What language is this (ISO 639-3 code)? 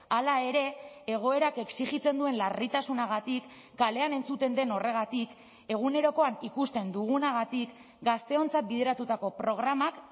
eus